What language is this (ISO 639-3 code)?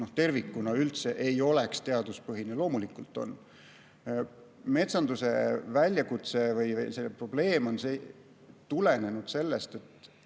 est